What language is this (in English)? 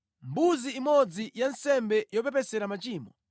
Nyanja